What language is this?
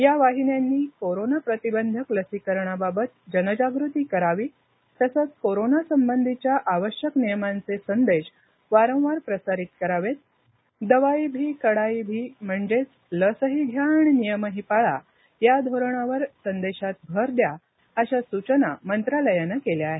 Marathi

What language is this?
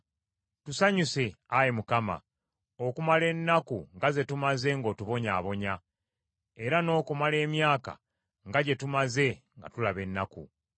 Ganda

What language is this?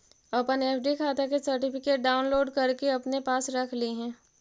Magahi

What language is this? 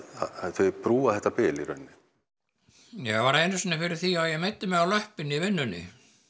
Icelandic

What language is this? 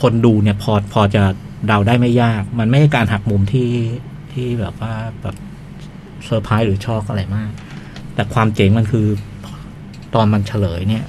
Thai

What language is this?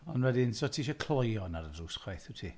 Welsh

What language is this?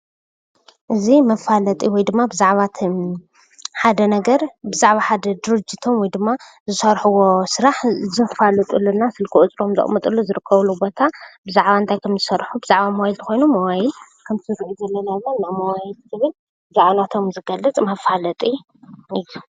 Tigrinya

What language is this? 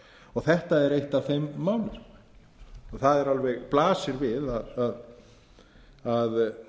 Icelandic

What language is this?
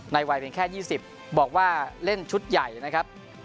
Thai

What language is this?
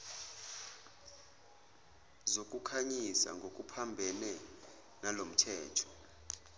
Zulu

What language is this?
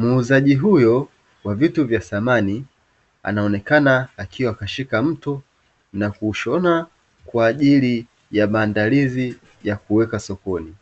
Swahili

